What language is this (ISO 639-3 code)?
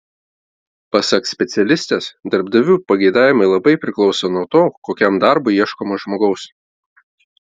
lit